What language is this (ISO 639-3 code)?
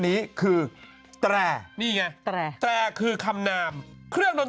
tha